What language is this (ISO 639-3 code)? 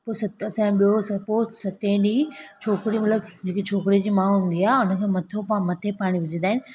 snd